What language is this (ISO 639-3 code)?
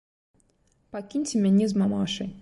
bel